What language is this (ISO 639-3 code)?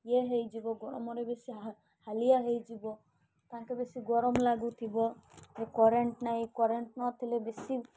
ori